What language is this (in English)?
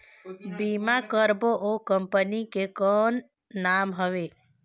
Chhattisgarhi